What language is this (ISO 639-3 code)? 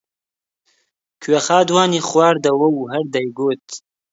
ckb